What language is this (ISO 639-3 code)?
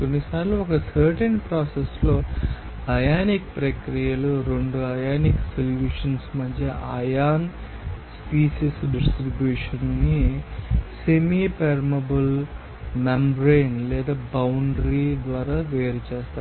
tel